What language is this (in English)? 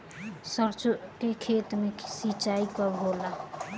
Bhojpuri